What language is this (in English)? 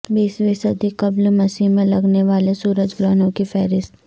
Urdu